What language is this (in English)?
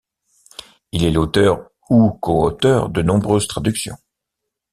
French